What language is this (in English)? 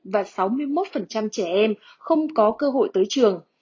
Vietnamese